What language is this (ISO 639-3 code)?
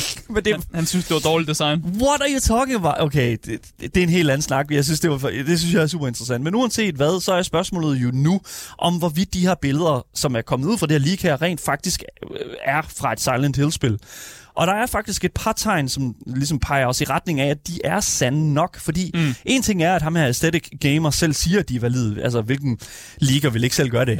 dan